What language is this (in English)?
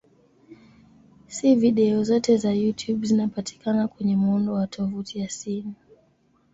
Swahili